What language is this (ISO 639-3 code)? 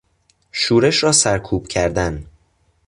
fas